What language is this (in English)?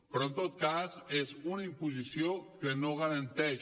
Catalan